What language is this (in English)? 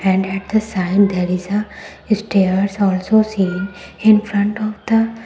English